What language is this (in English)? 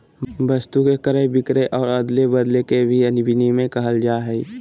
Magahi